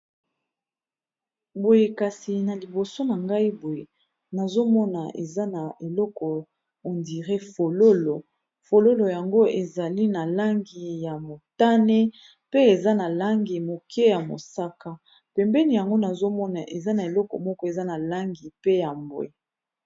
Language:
Lingala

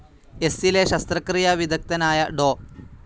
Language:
Malayalam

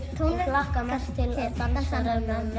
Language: Icelandic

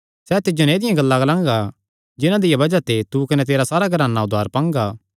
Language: Kangri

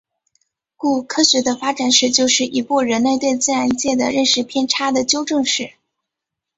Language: Chinese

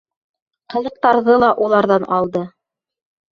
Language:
Bashkir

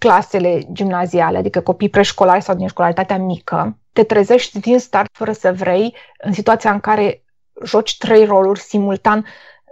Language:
Romanian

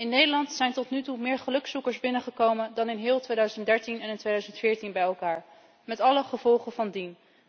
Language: Dutch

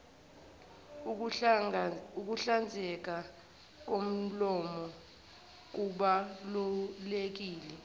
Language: Zulu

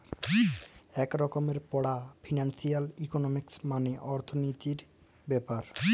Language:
Bangla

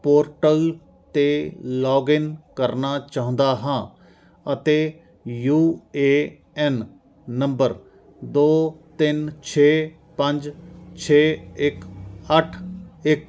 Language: Punjabi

